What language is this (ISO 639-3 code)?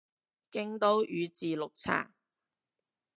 yue